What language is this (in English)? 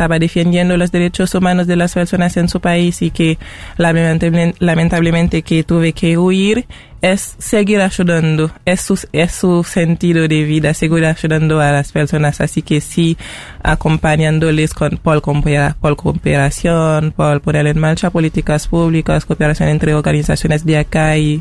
Spanish